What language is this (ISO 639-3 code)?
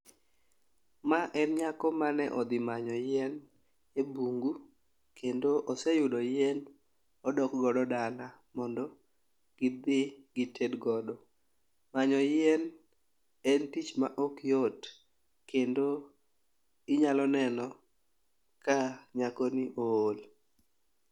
luo